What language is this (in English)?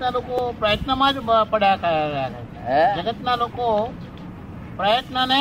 Gujarati